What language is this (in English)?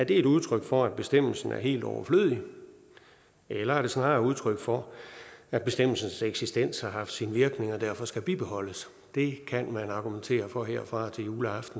Danish